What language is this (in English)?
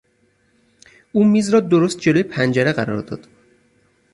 Persian